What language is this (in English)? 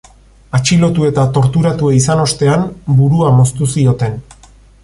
Basque